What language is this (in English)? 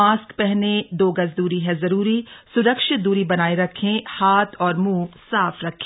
Hindi